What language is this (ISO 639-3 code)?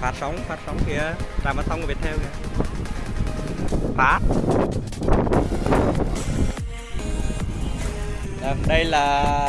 vie